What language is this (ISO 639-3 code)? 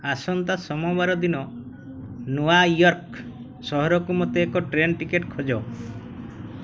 ori